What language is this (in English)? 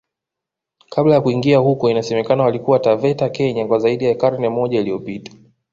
Swahili